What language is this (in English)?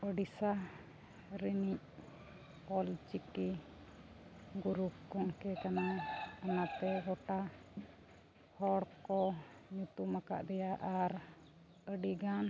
Santali